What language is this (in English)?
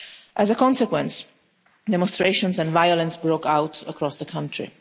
English